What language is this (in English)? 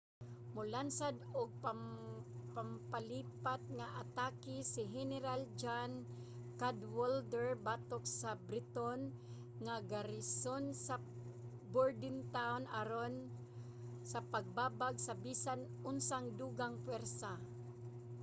Cebuano